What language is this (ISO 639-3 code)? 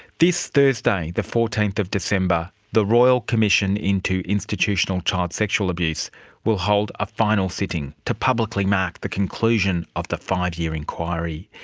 eng